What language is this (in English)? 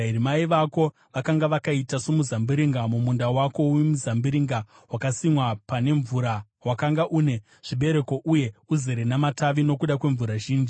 Shona